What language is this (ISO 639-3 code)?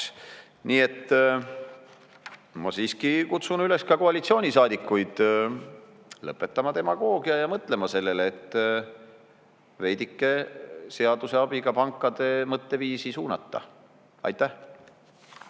est